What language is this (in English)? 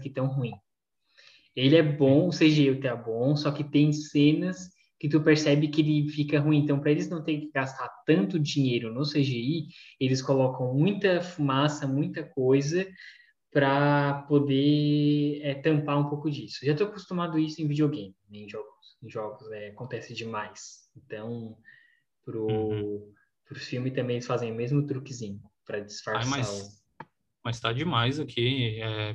Portuguese